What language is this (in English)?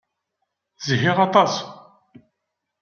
Kabyle